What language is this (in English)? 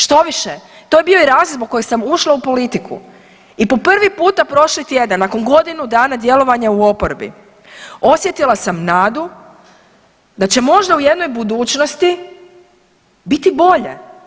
Croatian